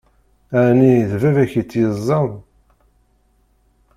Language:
Kabyle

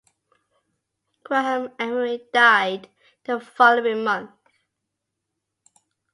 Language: English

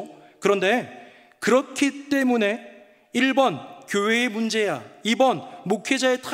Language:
Korean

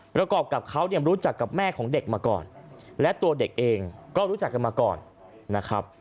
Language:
Thai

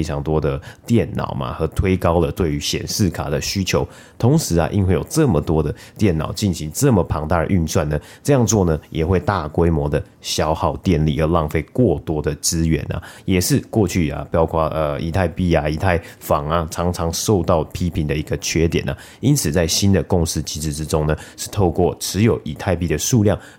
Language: Chinese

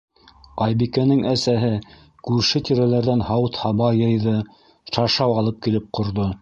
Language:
Bashkir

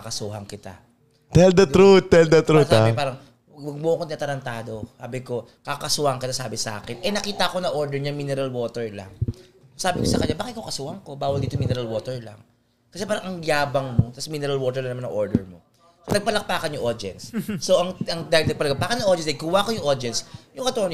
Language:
Filipino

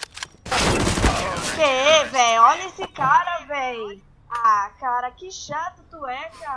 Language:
Portuguese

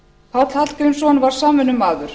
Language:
Icelandic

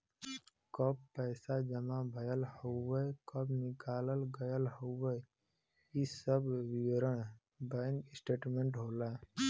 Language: Bhojpuri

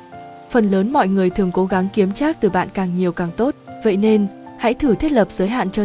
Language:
Vietnamese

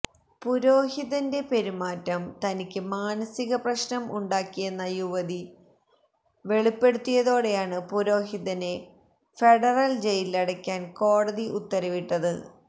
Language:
Malayalam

